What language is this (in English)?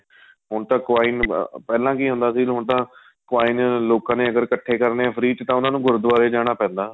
Punjabi